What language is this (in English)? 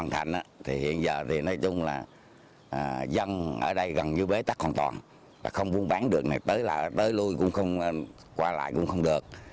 Vietnamese